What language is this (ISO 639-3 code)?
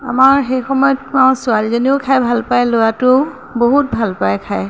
asm